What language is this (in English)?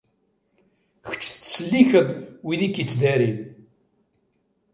Kabyle